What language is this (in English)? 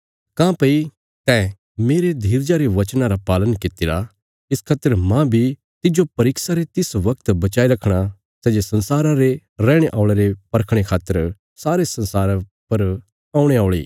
Bilaspuri